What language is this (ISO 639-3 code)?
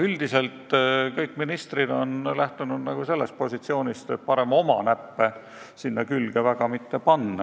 est